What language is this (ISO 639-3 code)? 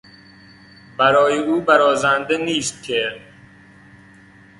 fas